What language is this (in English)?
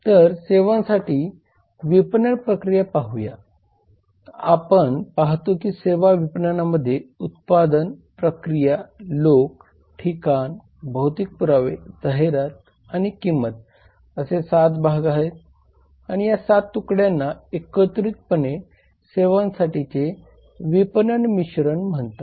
Marathi